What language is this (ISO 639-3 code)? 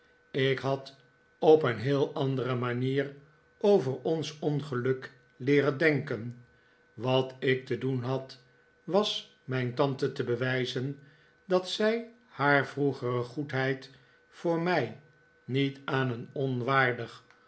nld